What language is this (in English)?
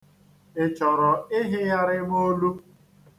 Igbo